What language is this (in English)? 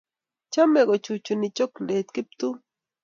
Kalenjin